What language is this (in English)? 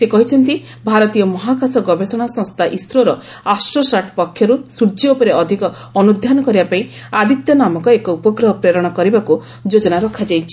Odia